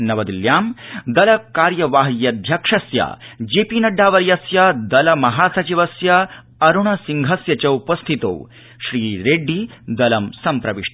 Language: Sanskrit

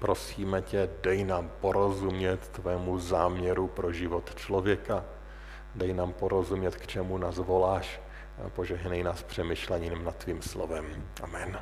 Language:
Czech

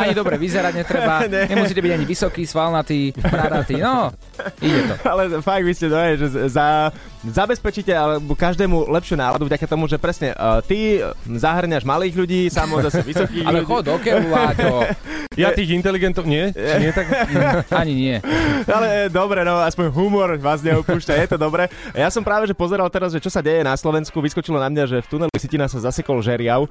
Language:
Slovak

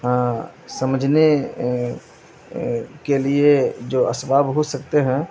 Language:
Urdu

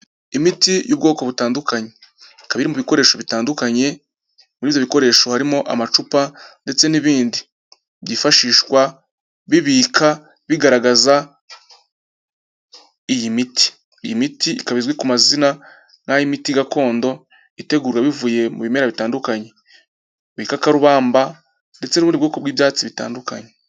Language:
Kinyarwanda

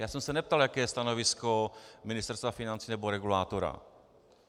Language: Czech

